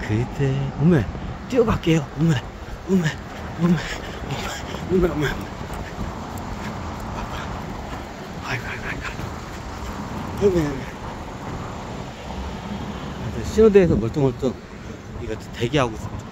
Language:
Korean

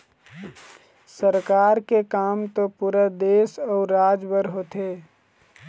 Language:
Chhattisgarhi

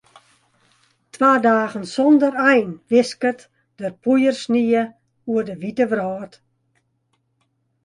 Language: Western Frisian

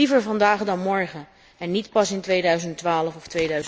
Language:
Dutch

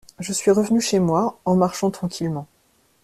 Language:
French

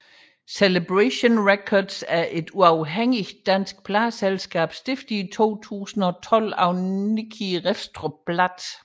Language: Danish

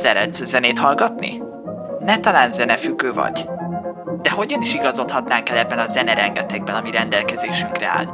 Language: Hungarian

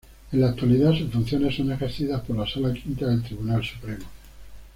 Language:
Spanish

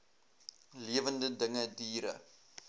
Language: Afrikaans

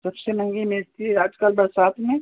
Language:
Hindi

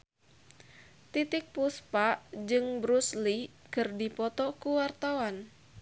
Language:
Sundanese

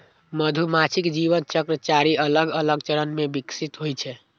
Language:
Maithili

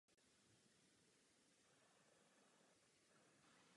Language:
Czech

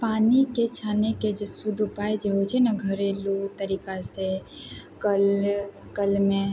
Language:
Maithili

